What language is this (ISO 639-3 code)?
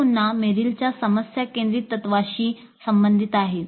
mar